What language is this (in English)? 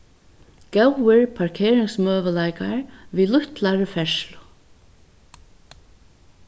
Faroese